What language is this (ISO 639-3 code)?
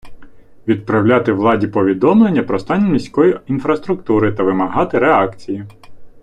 ukr